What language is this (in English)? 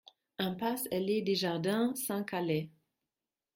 French